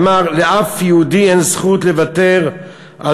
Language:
Hebrew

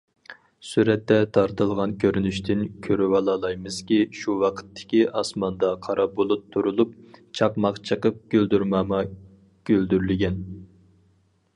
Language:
Uyghur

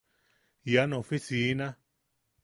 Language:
Yaqui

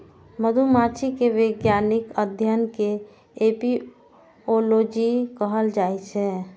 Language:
Maithili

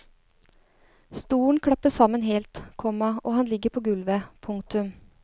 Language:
Norwegian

